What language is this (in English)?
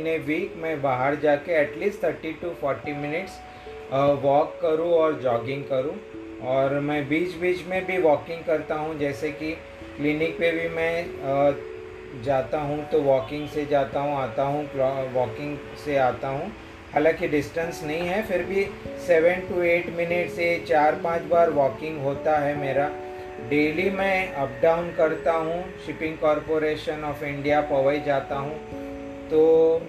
Hindi